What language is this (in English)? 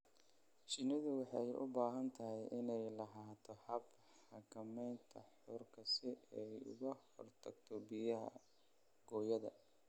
Somali